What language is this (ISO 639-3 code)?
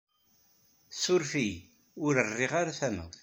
kab